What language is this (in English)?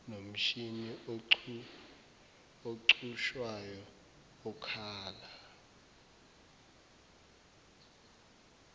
Zulu